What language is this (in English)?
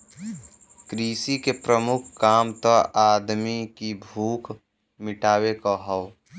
Bhojpuri